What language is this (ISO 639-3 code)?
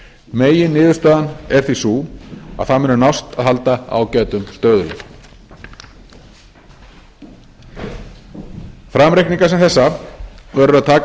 isl